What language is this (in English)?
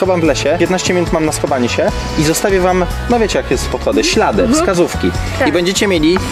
Polish